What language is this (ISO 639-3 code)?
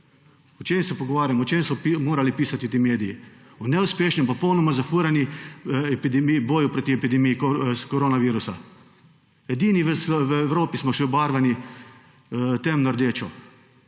slv